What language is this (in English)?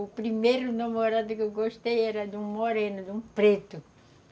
Portuguese